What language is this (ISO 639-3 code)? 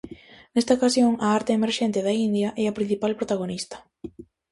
glg